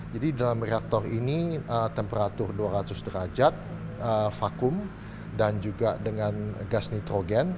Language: Indonesian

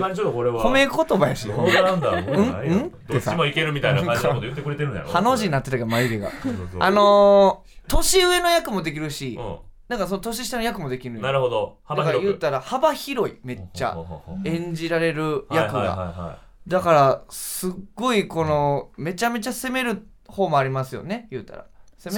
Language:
Japanese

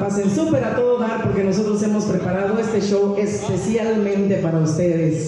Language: Spanish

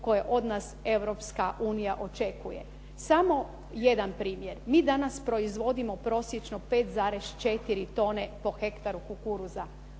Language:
Croatian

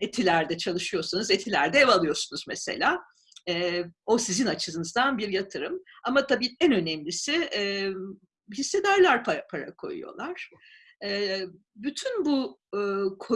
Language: Turkish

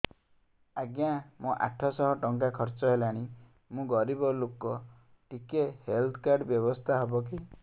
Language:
Odia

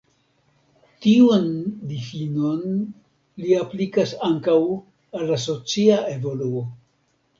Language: Esperanto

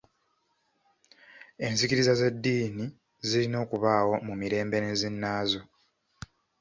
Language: Ganda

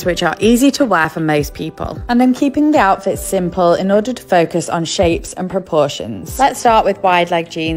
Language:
English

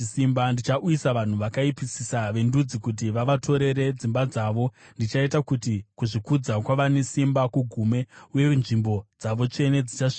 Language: Shona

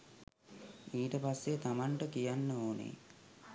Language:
Sinhala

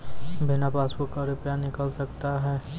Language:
Maithili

